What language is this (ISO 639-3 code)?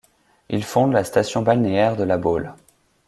fra